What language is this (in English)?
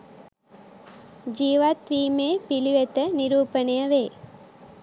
Sinhala